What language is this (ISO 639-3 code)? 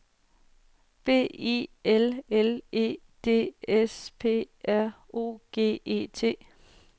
dan